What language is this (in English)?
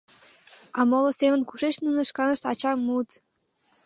Mari